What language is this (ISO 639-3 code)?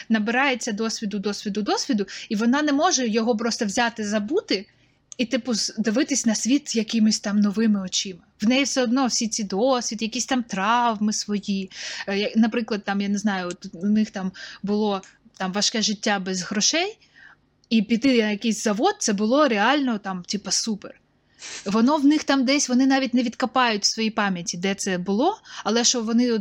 ukr